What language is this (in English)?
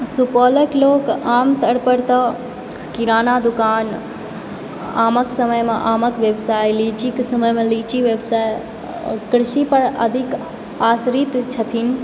Maithili